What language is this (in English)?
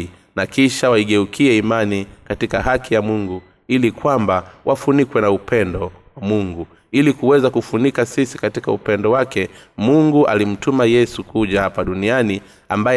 Swahili